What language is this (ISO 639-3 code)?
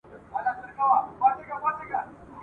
pus